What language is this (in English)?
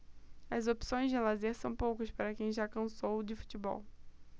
Portuguese